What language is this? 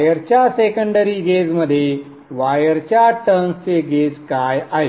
Marathi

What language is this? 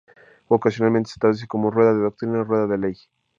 Spanish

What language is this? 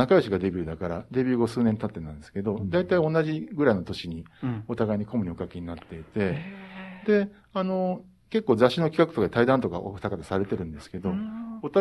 Japanese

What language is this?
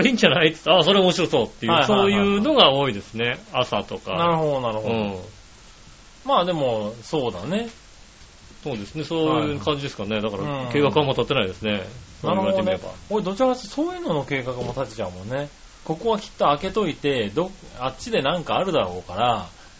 Japanese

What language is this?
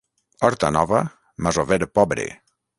Catalan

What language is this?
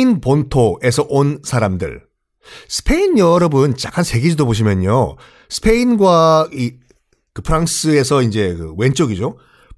Korean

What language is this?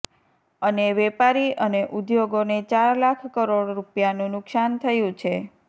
Gujarati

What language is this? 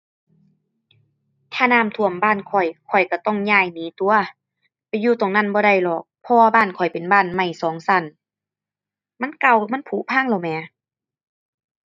Thai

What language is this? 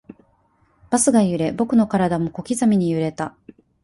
Japanese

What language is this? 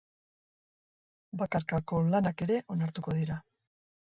Basque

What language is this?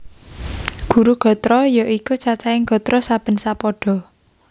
Javanese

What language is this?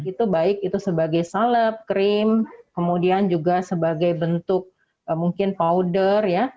Indonesian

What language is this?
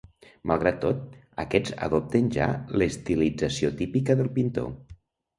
Catalan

